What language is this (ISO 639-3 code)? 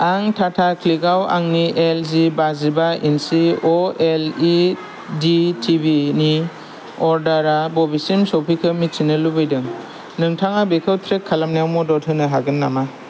brx